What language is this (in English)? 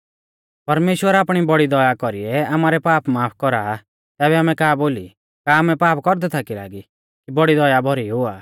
Mahasu Pahari